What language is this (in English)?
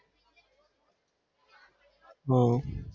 Gujarati